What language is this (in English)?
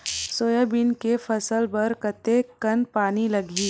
Chhattisgarhi